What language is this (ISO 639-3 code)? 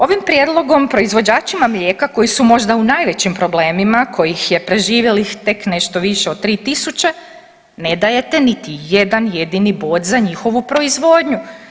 hrv